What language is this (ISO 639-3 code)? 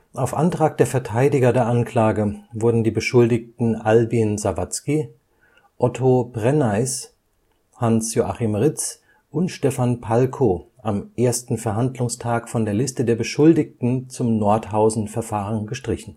deu